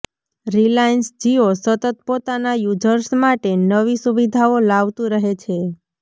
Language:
Gujarati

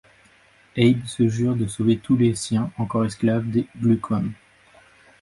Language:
French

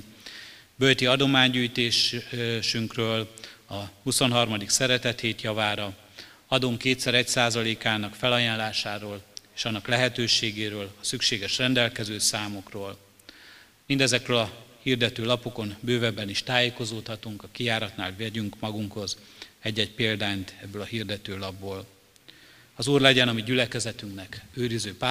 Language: Hungarian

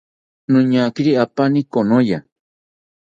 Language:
South Ucayali Ashéninka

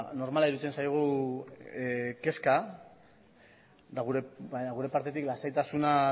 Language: Basque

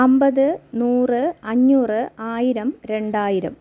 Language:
Malayalam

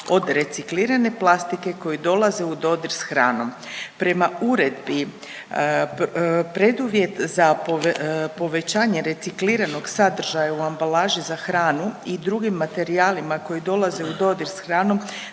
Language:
Croatian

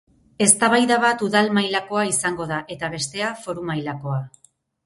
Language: Basque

